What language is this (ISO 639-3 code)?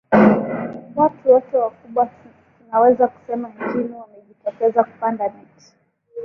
swa